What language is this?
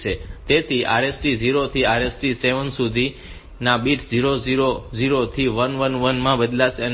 Gujarati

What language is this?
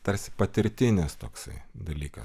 Lithuanian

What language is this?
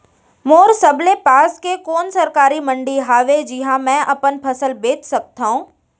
Chhattisgarhi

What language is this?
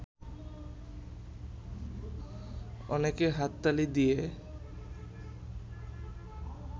Bangla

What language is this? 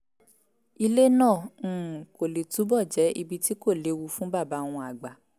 Yoruba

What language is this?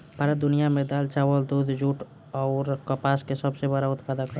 Bhojpuri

